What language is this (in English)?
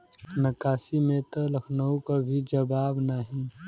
Bhojpuri